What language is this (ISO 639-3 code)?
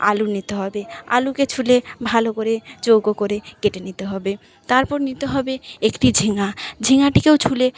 ben